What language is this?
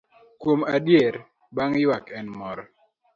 Luo (Kenya and Tanzania)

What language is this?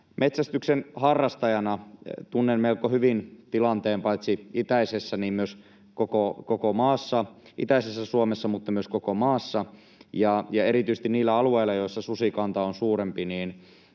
Finnish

